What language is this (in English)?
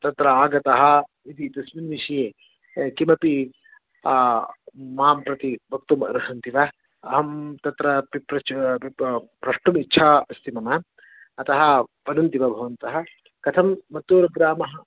Sanskrit